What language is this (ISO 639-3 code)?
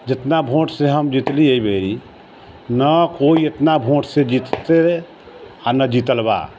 mai